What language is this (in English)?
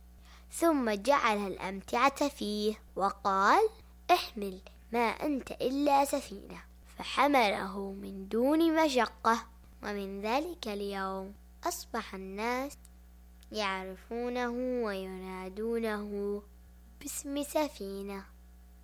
Arabic